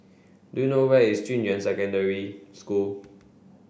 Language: English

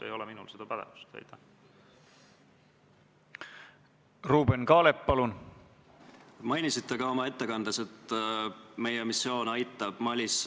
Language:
Estonian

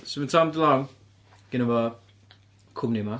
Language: Welsh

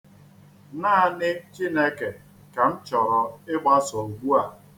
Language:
Igbo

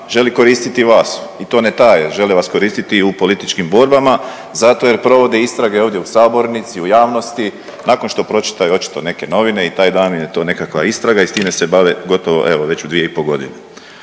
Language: Croatian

